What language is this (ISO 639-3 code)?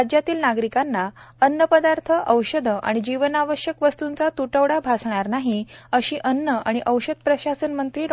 mar